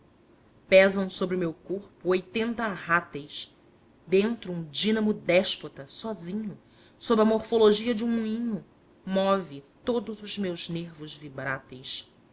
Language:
Portuguese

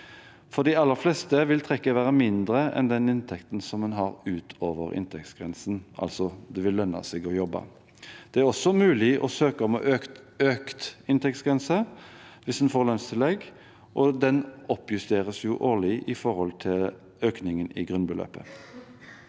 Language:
Norwegian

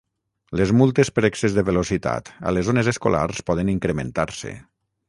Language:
Catalan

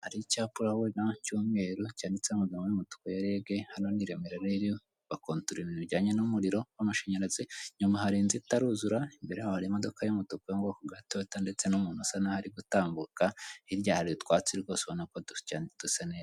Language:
Kinyarwanda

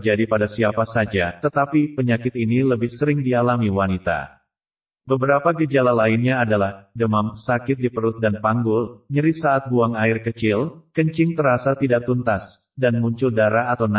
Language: Indonesian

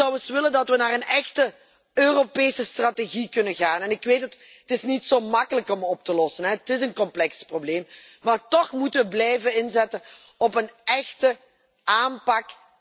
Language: Dutch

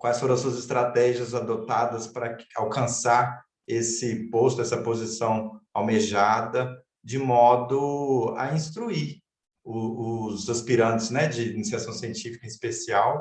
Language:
Portuguese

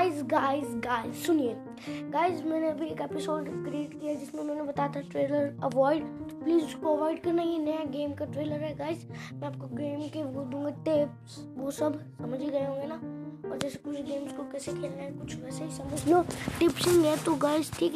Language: Hindi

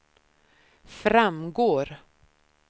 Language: Swedish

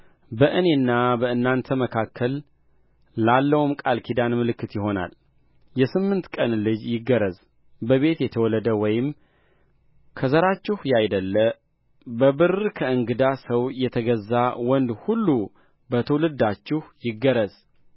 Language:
Amharic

